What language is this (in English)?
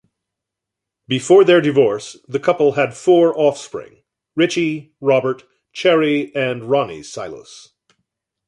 English